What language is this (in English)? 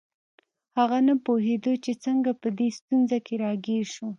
Pashto